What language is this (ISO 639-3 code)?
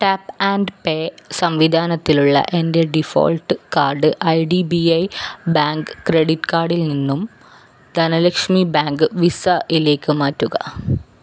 mal